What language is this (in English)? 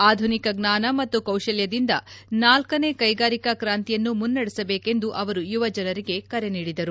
Kannada